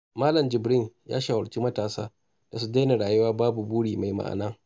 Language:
Hausa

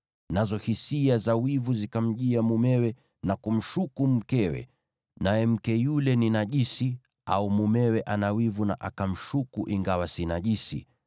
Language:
Swahili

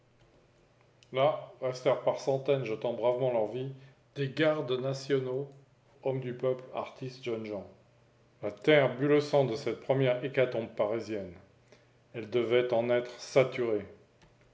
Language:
French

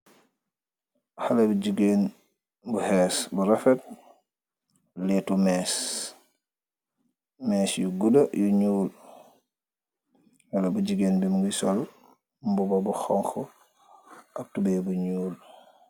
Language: Wolof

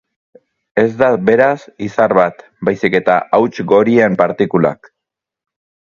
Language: Basque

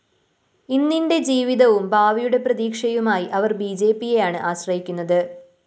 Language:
Malayalam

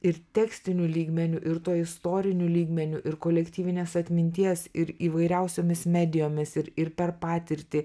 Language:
Lithuanian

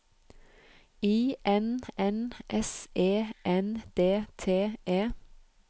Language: Norwegian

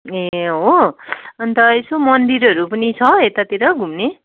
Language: Nepali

